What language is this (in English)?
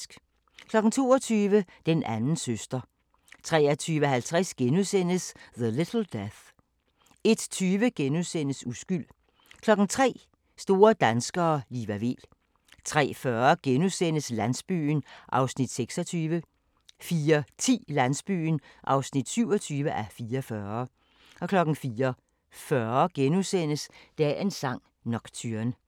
Danish